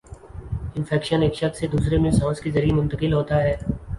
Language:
Urdu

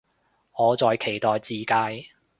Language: Cantonese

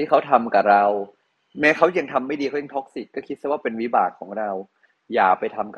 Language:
Thai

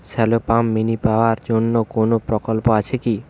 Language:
Bangla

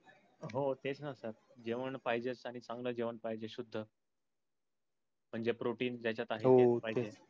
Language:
Marathi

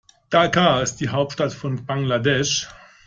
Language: German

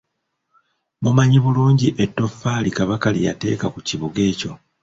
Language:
Ganda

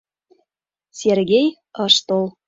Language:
Mari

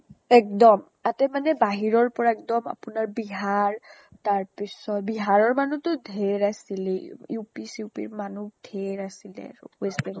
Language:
Assamese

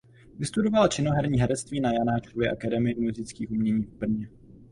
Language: Czech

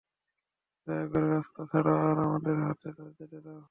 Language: Bangla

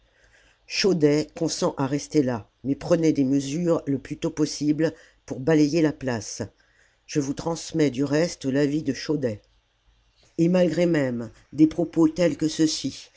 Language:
French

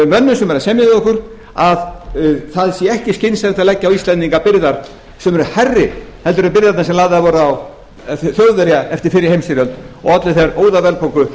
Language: Icelandic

